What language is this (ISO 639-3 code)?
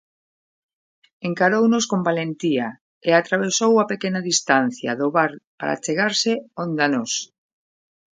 glg